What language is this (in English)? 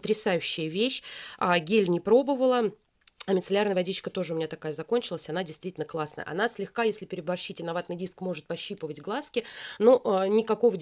Russian